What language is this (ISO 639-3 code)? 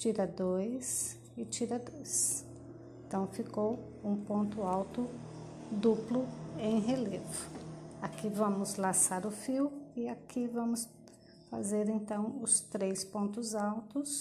por